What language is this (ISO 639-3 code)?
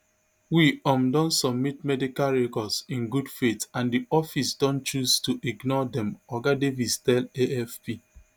pcm